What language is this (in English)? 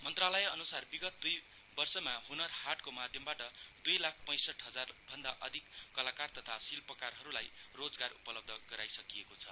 Nepali